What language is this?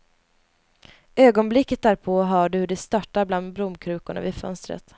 Swedish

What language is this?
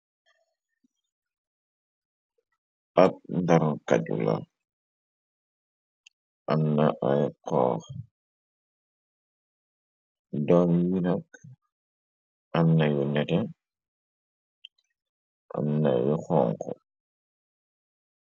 Wolof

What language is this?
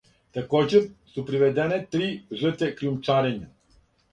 Serbian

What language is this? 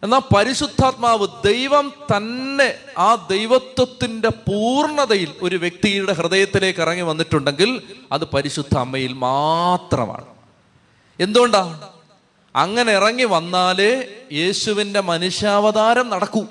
Malayalam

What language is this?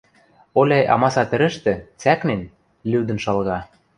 Western Mari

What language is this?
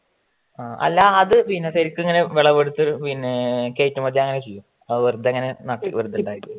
Malayalam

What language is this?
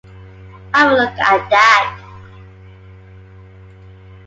English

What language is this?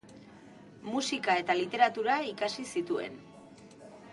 Basque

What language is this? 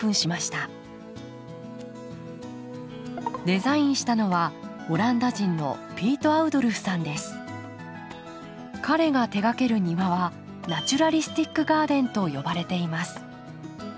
Japanese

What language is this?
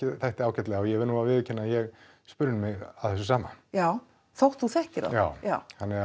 Icelandic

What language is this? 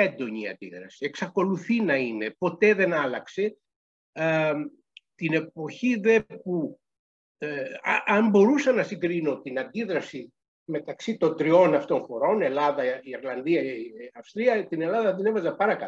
Greek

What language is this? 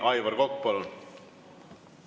Estonian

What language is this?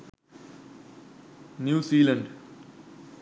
Sinhala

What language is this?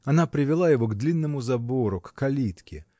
Russian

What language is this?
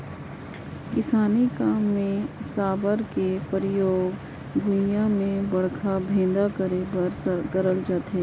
Chhattisgarhi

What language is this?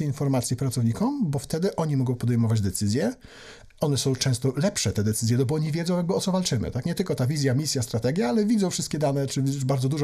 Polish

